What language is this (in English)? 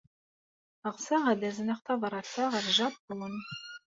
Kabyle